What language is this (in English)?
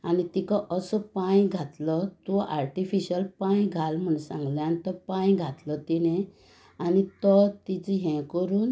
Konkani